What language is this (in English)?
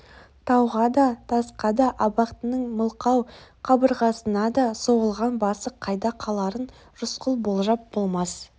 Kazakh